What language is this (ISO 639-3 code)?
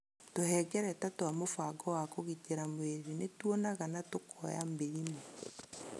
kik